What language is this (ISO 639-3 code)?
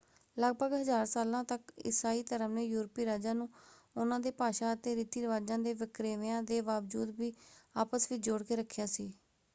pan